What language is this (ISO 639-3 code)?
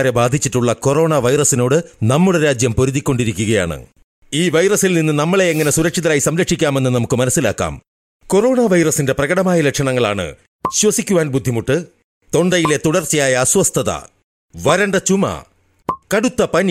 mal